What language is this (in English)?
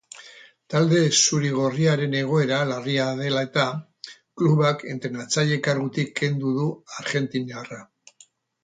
Basque